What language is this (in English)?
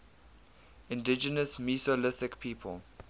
English